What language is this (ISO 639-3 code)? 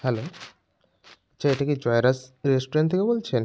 ben